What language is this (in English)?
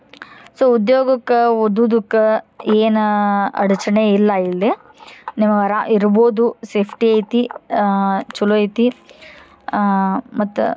Kannada